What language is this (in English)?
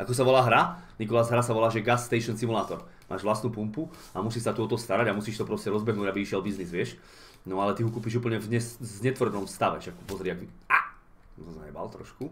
Czech